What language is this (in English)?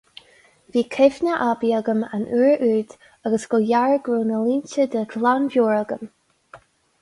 Irish